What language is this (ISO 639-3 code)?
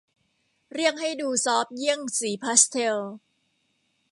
tha